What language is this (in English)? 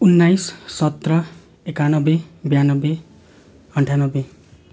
Nepali